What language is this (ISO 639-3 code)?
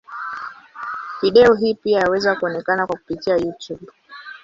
swa